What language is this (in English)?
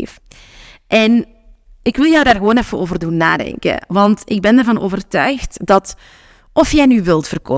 Dutch